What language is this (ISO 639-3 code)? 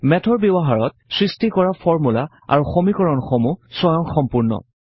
asm